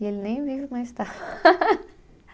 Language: Portuguese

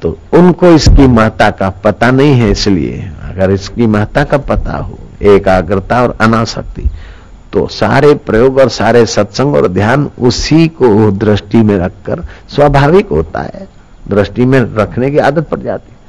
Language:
Hindi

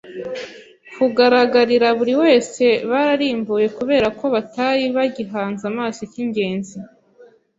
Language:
Kinyarwanda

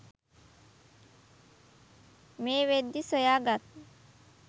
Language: Sinhala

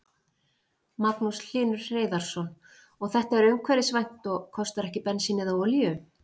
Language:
Icelandic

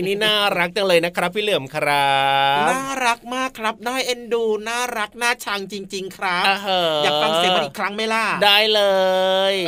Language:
Thai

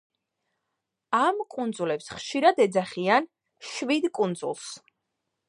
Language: Georgian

